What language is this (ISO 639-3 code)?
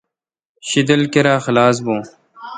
xka